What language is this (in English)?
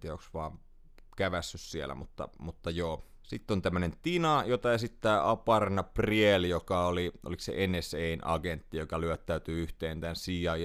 Finnish